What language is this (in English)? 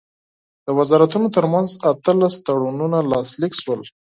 Pashto